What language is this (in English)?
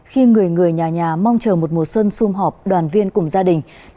Vietnamese